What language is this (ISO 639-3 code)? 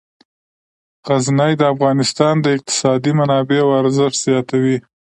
pus